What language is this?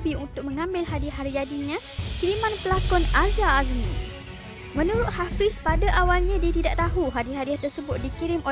Malay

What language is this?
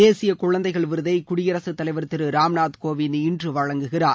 Tamil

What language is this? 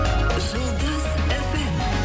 Kazakh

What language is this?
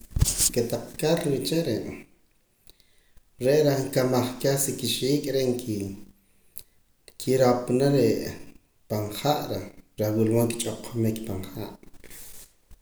Poqomam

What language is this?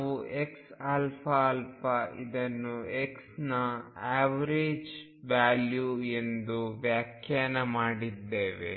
Kannada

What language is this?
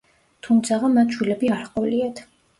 Georgian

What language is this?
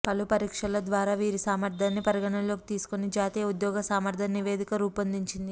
Telugu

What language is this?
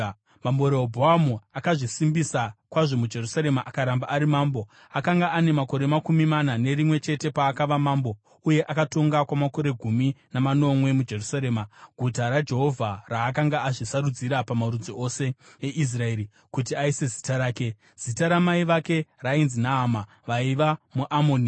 Shona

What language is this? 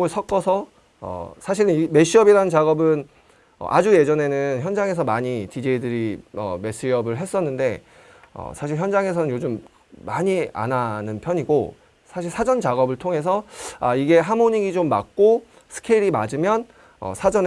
Korean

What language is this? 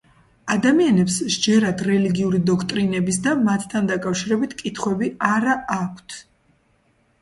Georgian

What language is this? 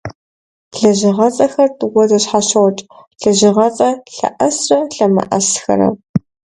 Kabardian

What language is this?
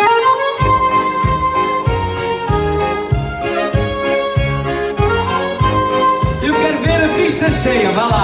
Portuguese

